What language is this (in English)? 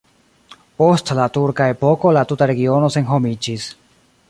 Esperanto